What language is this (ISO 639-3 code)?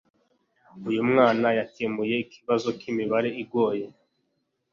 kin